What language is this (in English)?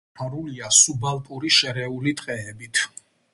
Georgian